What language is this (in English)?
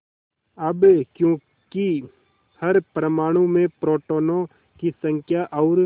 Hindi